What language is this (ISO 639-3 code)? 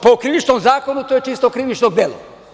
srp